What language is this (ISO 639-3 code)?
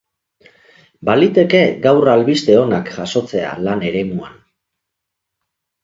eus